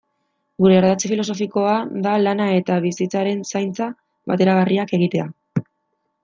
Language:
Basque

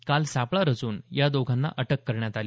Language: Marathi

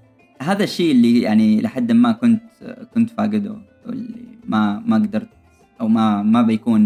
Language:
Arabic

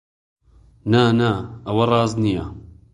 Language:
Central Kurdish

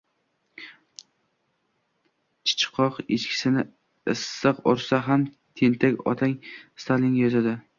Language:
Uzbek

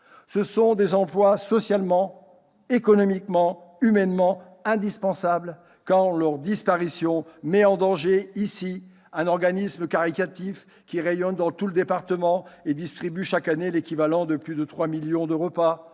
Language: French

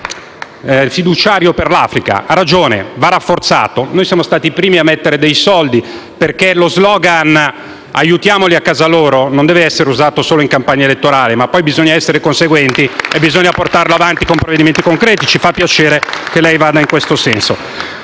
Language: Italian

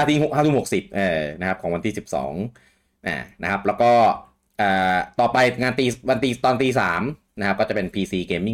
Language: Thai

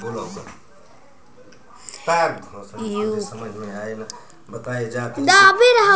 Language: Bhojpuri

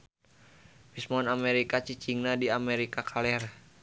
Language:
Sundanese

